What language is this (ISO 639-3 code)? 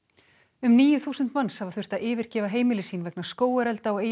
isl